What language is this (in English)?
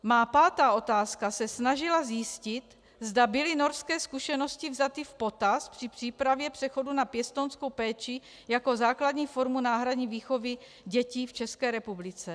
Czech